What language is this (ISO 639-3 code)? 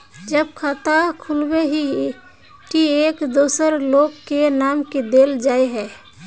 mag